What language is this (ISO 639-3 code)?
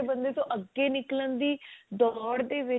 pan